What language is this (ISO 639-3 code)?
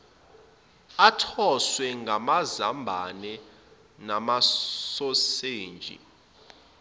zul